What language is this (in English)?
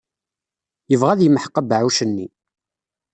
Kabyle